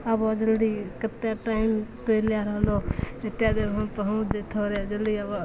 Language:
Maithili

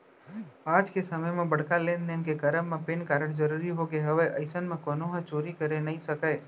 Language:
Chhattisgarhi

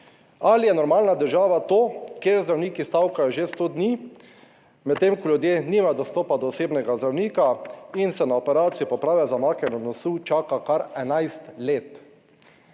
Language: Slovenian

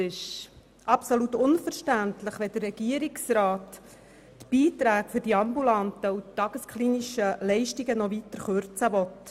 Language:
Swiss German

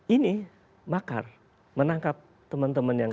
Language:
Indonesian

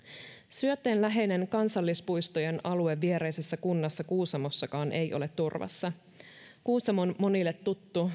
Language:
Finnish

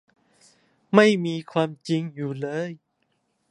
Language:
Thai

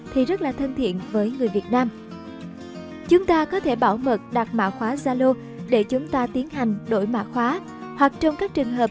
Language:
Vietnamese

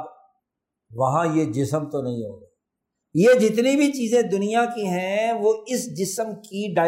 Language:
Urdu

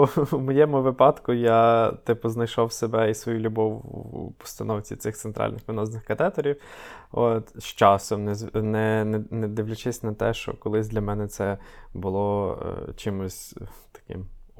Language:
Ukrainian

